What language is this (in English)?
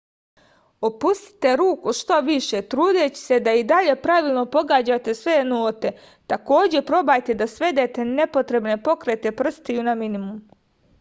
Serbian